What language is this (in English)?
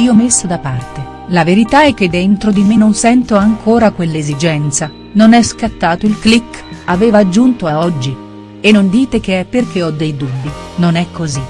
Italian